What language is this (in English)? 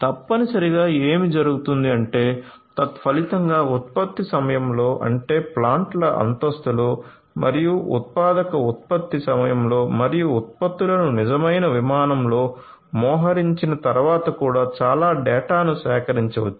Telugu